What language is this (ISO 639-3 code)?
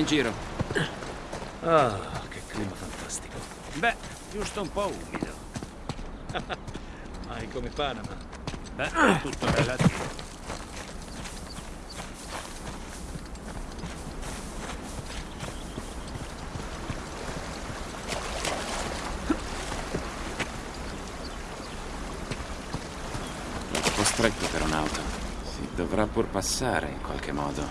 ita